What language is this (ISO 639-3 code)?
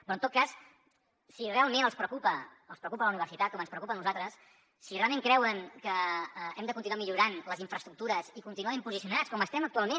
cat